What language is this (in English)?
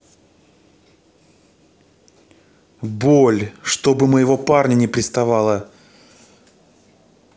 Russian